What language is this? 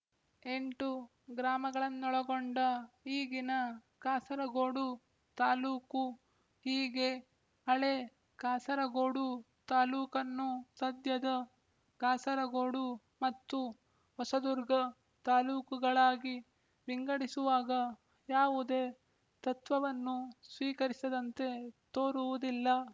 Kannada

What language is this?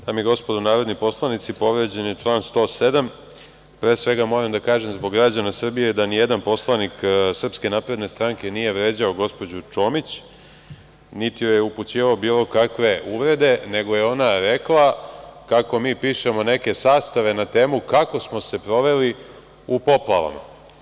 Serbian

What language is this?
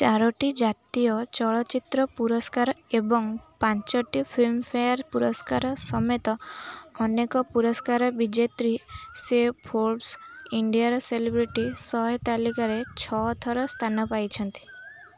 Odia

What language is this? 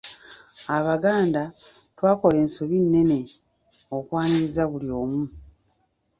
Ganda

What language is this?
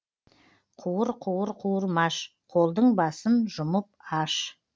Kazakh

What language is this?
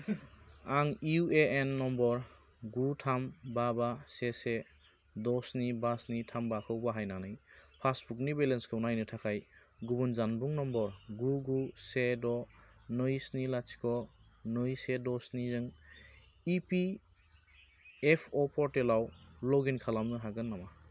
Bodo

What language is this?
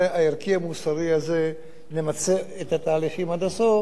Hebrew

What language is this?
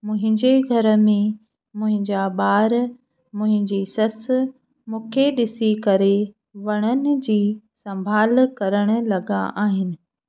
Sindhi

